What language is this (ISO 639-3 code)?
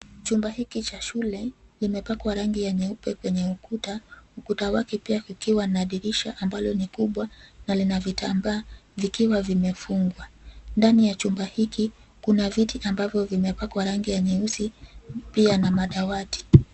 swa